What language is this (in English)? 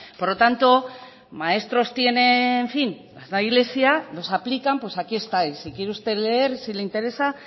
Spanish